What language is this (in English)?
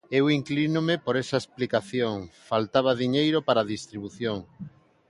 Galician